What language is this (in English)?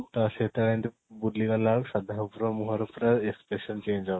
Odia